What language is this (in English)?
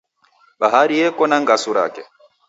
Taita